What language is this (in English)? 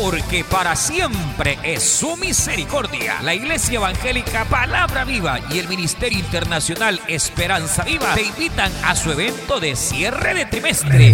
Spanish